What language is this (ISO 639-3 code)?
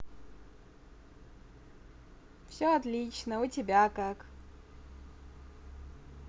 rus